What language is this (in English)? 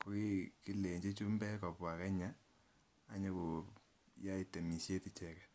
Kalenjin